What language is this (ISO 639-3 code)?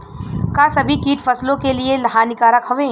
bho